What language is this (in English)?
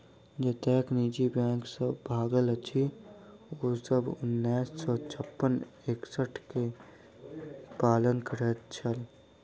Maithili